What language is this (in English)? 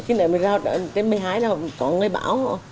Vietnamese